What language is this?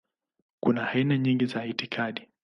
Swahili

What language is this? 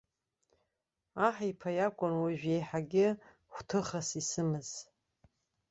Abkhazian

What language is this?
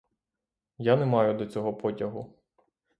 Ukrainian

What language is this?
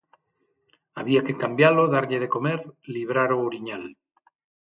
Galician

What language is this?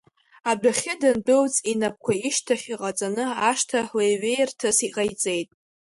Abkhazian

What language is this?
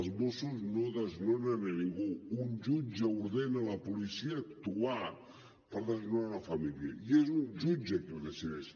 Catalan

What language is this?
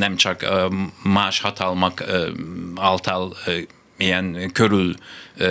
Hungarian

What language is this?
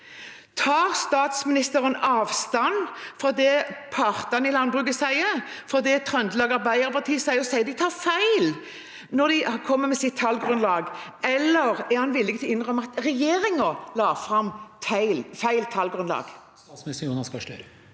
Norwegian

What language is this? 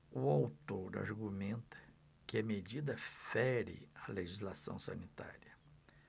Portuguese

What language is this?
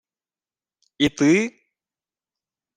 Ukrainian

